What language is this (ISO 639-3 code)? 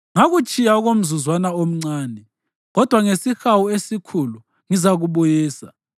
nde